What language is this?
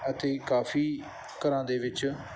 Punjabi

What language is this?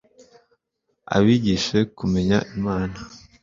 Kinyarwanda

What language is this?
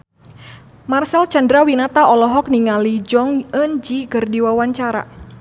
Sundanese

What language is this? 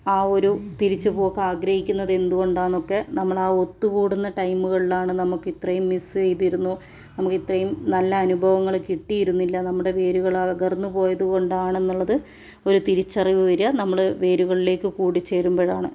Malayalam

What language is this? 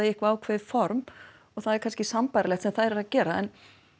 Icelandic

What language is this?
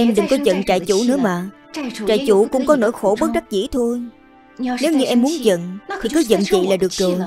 Vietnamese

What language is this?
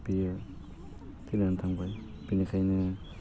Bodo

